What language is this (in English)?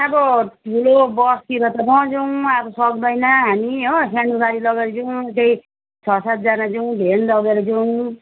Nepali